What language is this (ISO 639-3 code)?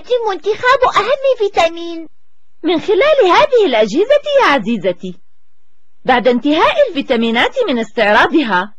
ara